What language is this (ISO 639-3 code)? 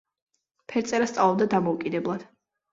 kat